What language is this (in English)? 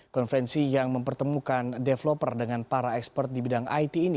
Indonesian